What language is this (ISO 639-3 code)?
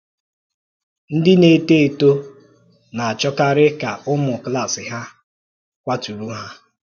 ibo